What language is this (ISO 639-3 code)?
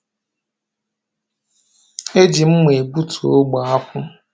ibo